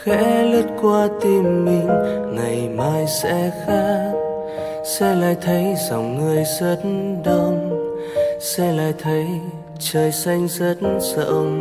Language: Vietnamese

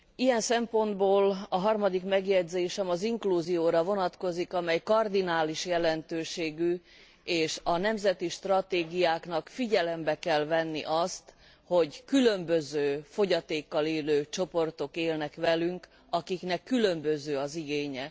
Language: Hungarian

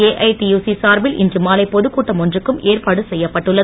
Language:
Tamil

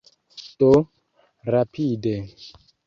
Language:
Esperanto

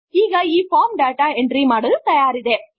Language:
Kannada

